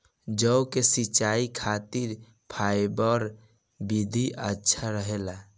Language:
Bhojpuri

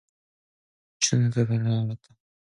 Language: Korean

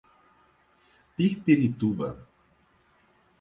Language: Portuguese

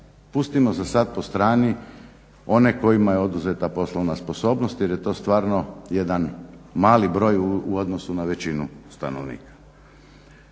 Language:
Croatian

